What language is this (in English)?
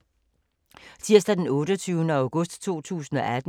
Danish